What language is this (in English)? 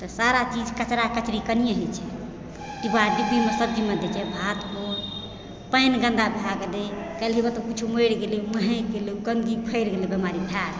Maithili